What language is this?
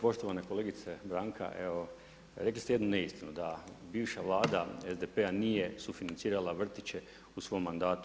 Croatian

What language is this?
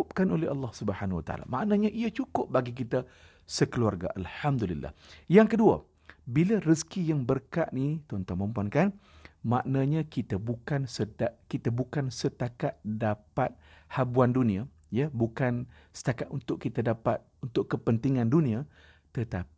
Malay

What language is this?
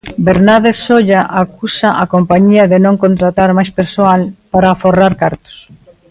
Galician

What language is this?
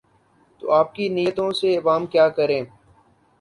Urdu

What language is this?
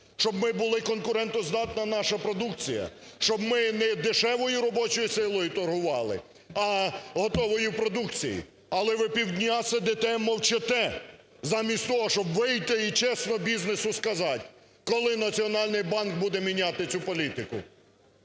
Ukrainian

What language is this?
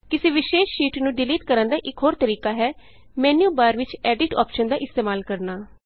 Punjabi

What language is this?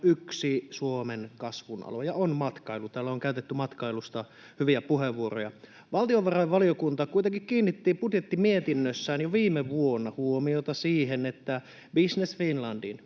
Finnish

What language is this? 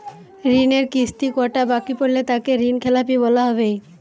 Bangla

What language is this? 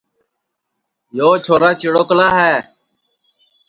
Sansi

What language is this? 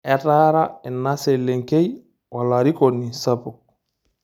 Masai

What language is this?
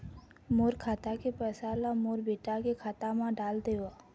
Chhattisgarhi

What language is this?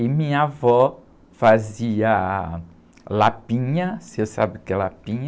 Portuguese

